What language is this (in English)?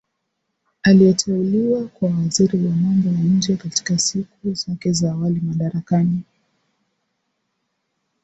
Swahili